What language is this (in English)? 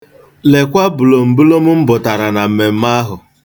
Igbo